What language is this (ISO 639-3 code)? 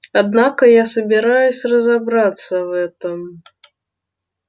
rus